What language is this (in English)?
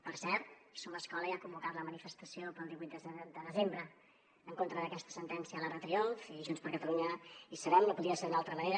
Catalan